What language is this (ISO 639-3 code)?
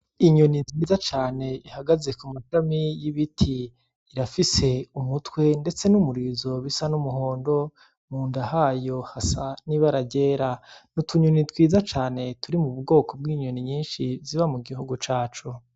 run